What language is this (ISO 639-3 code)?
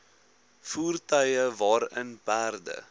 afr